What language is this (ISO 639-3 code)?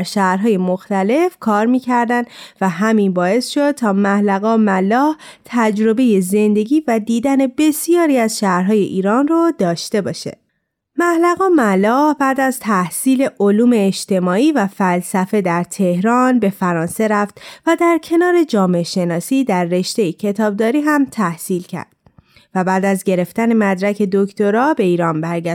fas